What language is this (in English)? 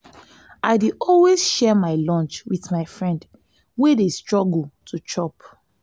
Nigerian Pidgin